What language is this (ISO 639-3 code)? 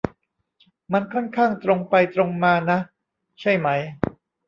tha